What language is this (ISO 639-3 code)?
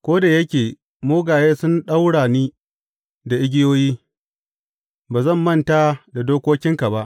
hau